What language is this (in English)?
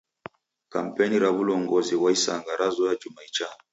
Taita